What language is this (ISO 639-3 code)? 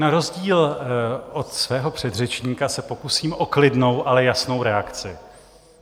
ces